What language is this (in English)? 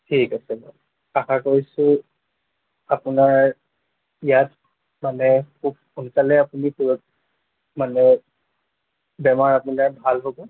Assamese